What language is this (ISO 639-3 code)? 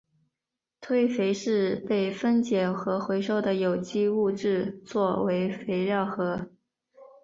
zho